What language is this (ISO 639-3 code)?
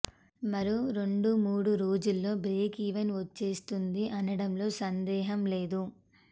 tel